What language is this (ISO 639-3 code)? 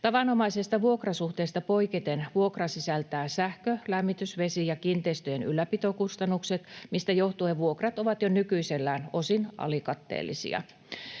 fin